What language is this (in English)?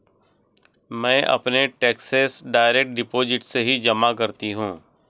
Hindi